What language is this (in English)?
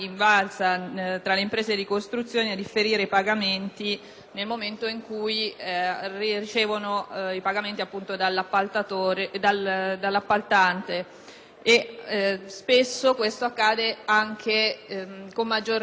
Italian